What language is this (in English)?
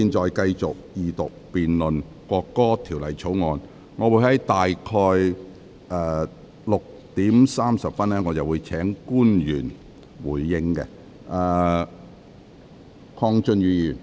Cantonese